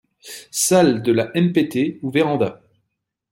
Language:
French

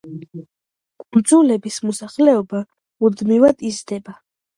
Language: Georgian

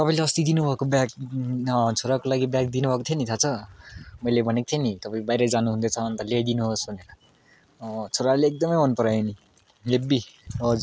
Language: Nepali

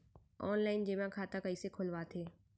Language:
Chhattisgarhi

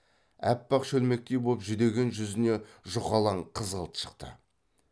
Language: Kazakh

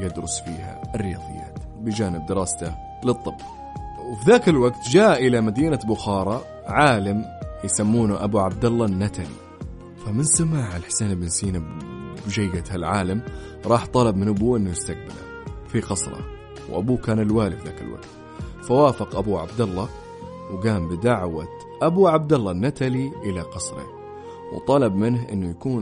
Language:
Arabic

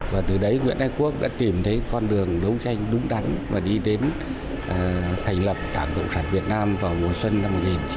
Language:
Vietnamese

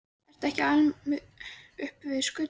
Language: Icelandic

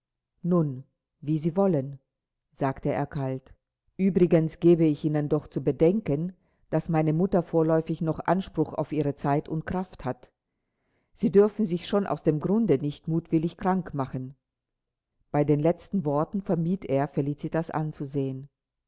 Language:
German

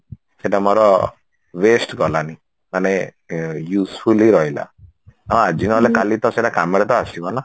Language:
Odia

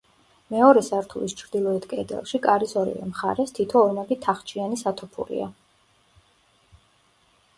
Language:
Georgian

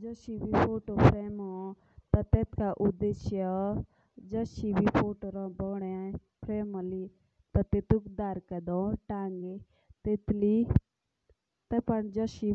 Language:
Jaunsari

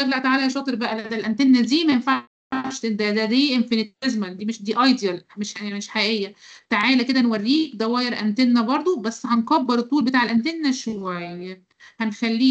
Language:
Arabic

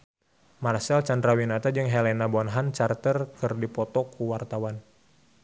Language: Sundanese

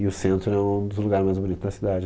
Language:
Portuguese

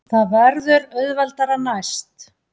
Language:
Icelandic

